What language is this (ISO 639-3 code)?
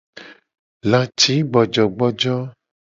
gej